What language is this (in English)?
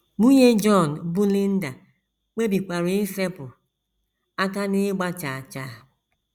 Igbo